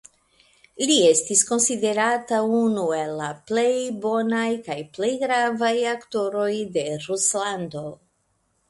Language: Esperanto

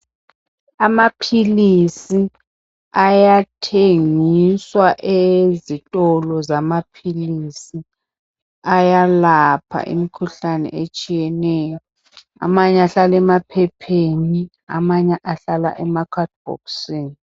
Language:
North Ndebele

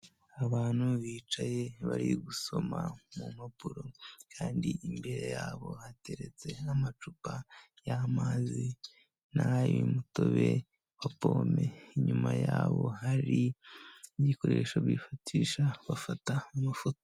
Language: Kinyarwanda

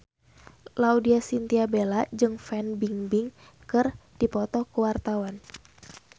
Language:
Sundanese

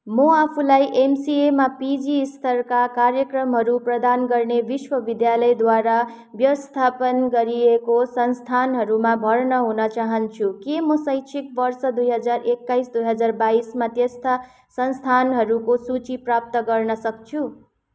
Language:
Nepali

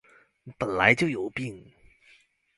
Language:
Chinese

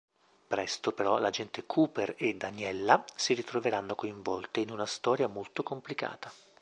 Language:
Italian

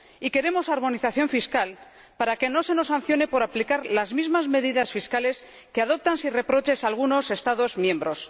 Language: Spanish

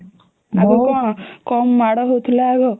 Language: Odia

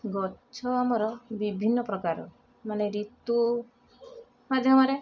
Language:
Odia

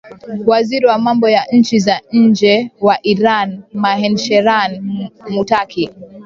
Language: Swahili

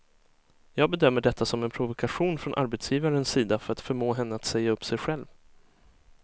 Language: Swedish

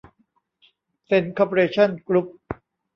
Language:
Thai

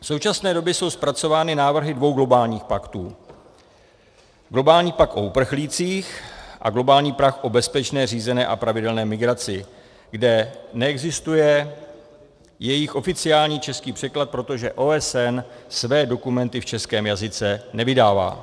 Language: Czech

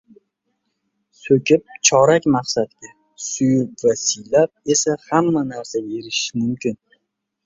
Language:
Uzbek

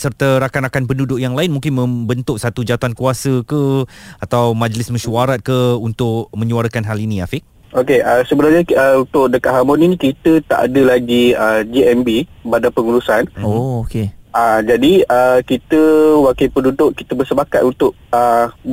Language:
Malay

